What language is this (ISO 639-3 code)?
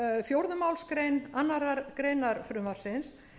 isl